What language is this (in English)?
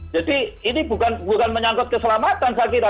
Indonesian